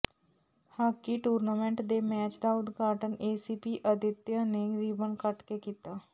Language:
Punjabi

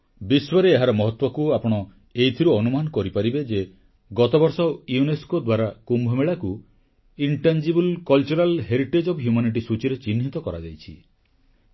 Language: Odia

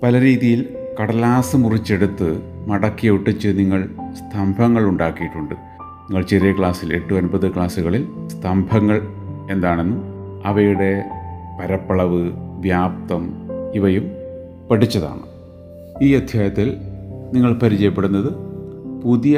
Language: Malayalam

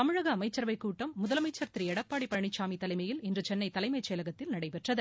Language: Tamil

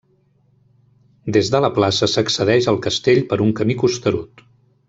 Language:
Catalan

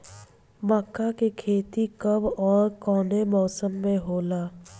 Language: Bhojpuri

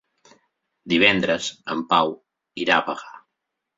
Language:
Catalan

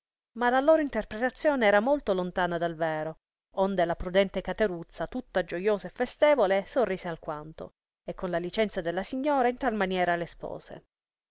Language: Italian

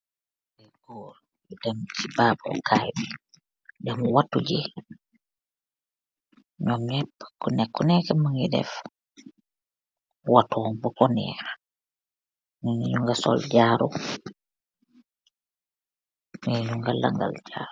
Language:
Wolof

